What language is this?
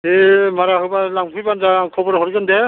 Bodo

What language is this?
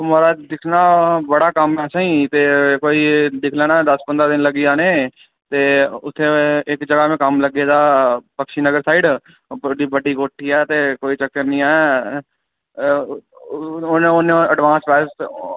Dogri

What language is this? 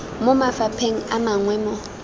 Tswana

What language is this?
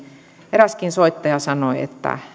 Finnish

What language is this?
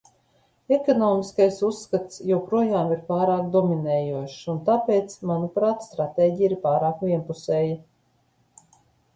Latvian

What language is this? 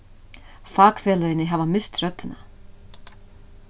Faroese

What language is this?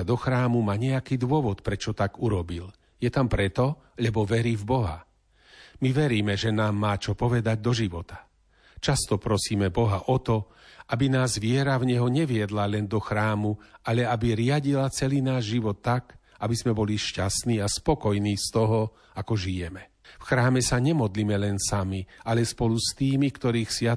Slovak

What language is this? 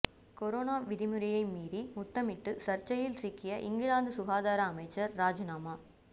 Tamil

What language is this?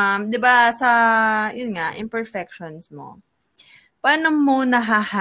Filipino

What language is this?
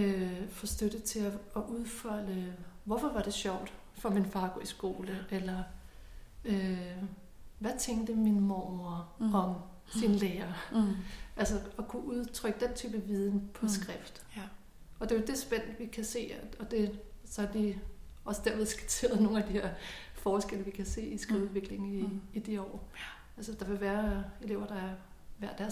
Danish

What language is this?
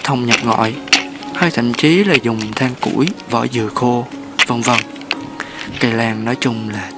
Vietnamese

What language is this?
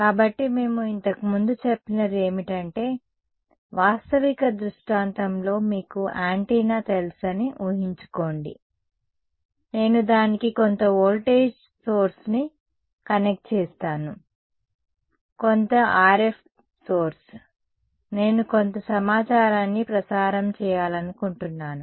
Telugu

